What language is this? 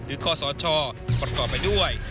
Thai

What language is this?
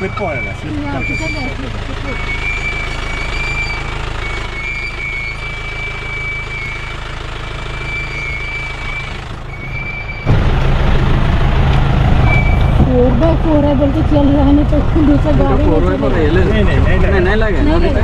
Telugu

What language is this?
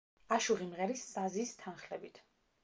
Georgian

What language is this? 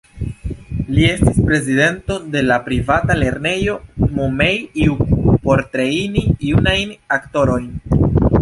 Esperanto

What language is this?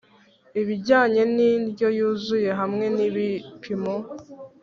Kinyarwanda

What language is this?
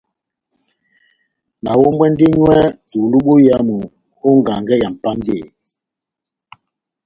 Batanga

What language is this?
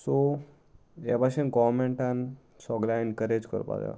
Konkani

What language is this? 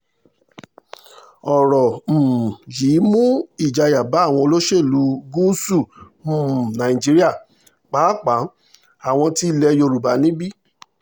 Yoruba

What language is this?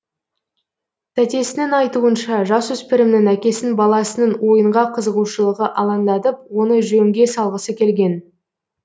Kazakh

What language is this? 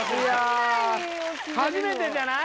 Japanese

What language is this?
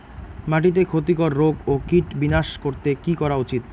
Bangla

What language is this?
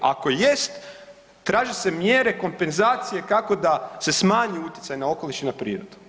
Croatian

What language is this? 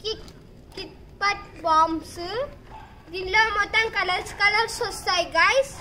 Telugu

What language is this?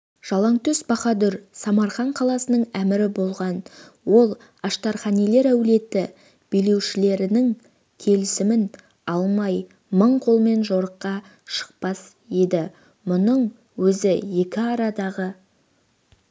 Kazakh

